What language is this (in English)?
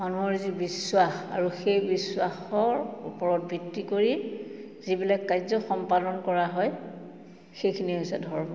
Assamese